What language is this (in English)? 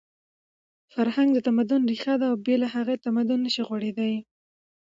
Pashto